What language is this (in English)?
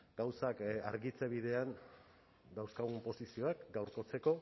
Basque